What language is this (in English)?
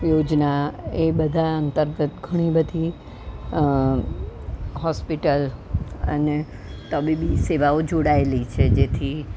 Gujarati